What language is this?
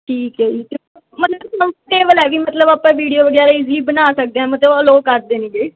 Punjabi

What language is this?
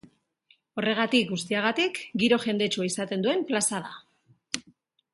Basque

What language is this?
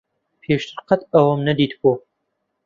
Central Kurdish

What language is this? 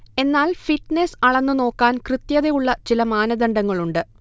Malayalam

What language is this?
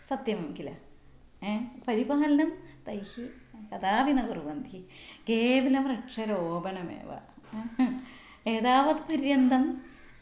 Sanskrit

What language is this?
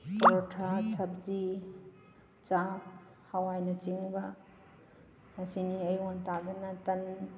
Manipuri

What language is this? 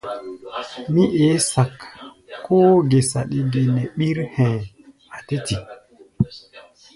Gbaya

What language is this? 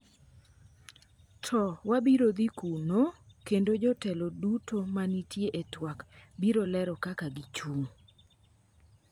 Luo (Kenya and Tanzania)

